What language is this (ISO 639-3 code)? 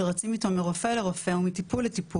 heb